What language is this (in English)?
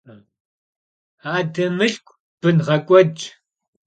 Kabardian